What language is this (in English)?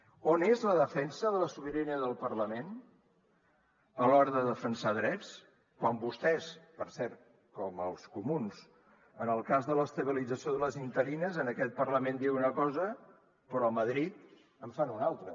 Catalan